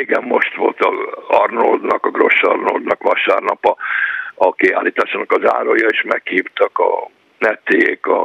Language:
Hungarian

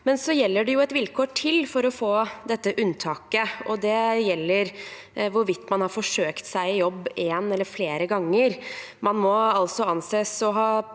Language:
Norwegian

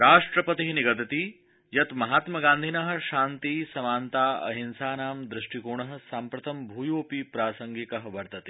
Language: Sanskrit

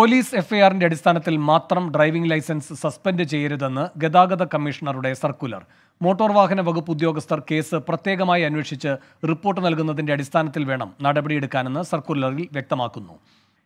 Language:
Malayalam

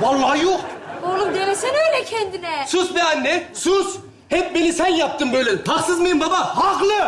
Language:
Turkish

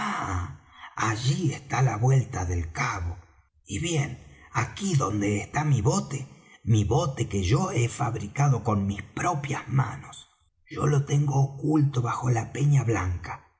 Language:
Spanish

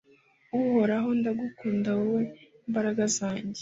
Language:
Kinyarwanda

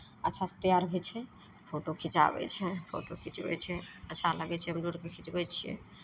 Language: Maithili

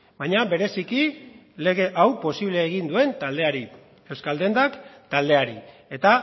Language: Basque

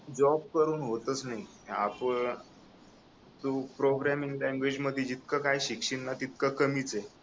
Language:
Marathi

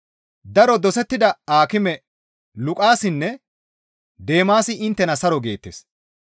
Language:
Gamo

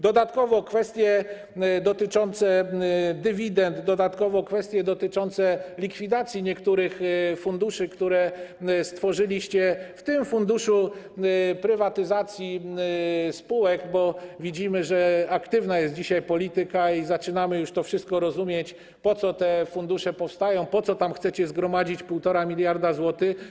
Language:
Polish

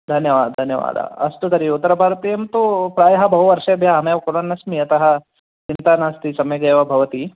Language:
Sanskrit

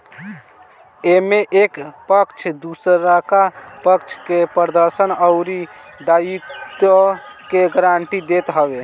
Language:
Bhojpuri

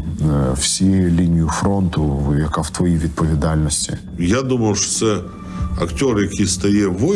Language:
Ukrainian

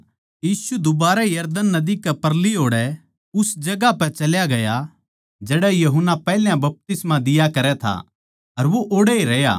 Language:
Haryanvi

